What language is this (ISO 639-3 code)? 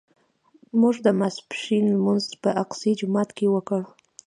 pus